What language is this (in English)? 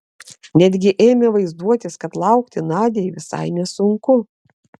Lithuanian